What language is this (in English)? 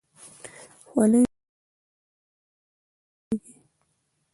Pashto